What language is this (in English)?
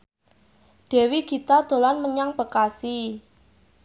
Javanese